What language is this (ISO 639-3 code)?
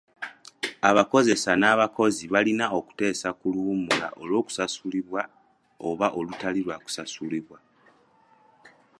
lug